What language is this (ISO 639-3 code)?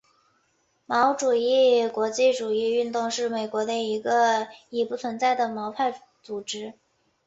zho